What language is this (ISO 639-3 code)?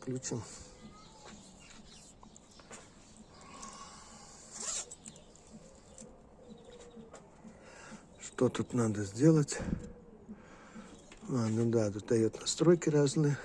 rus